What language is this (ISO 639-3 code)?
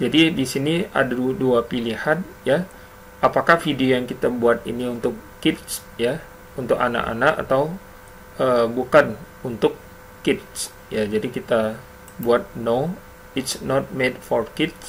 ind